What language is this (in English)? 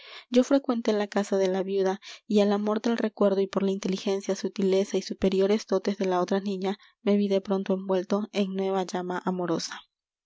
Spanish